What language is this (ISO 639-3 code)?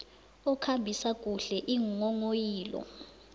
nbl